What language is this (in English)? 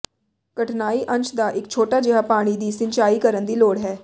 Punjabi